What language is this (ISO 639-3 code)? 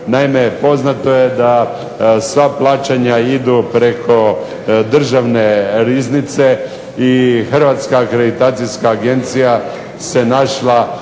hrv